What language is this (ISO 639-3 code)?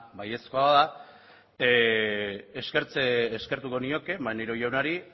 eus